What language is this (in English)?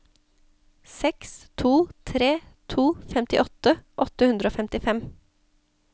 Norwegian